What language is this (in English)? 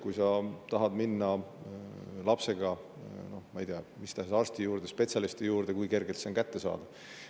Estonian